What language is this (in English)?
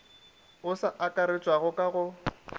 Northern Sotho